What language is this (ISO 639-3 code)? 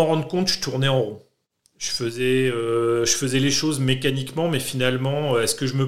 fra